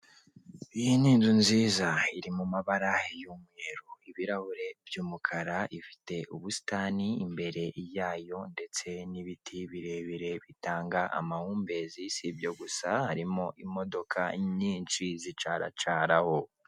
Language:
Kinyarwanda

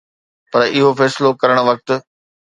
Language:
Sindhi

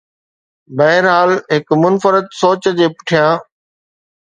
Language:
Sindhi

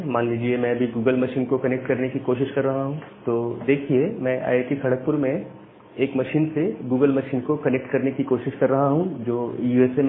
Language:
Hindi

